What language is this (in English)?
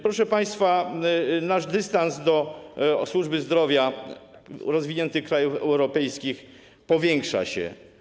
Polish